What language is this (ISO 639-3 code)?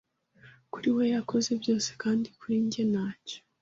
kin